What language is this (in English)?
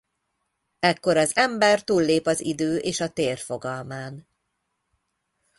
Hungarian